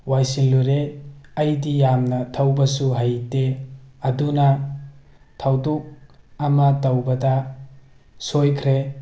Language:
Manipuri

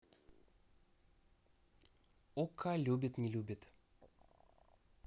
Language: Russian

